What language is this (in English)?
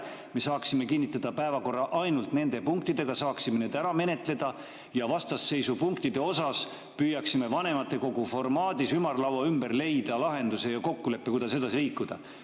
Estonian